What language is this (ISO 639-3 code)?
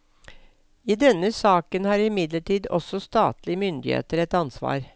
nor